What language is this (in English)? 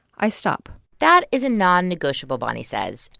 English